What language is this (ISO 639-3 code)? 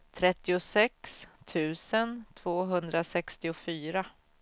swe